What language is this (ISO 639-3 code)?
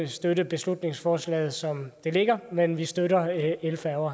dan